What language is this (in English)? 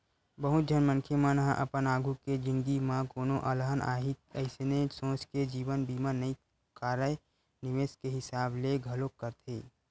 Chhattisgarhi